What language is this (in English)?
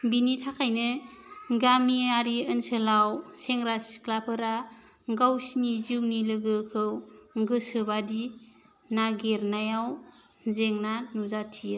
Bodo